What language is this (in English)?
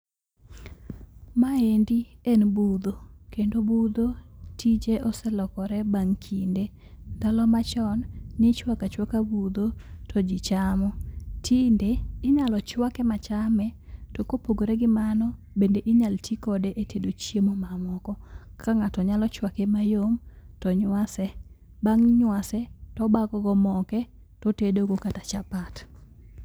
Luo (Kenya and Tanzania)